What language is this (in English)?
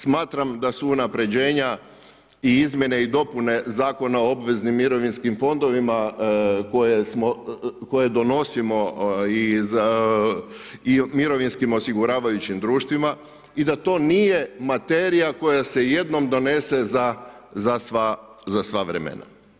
Croatian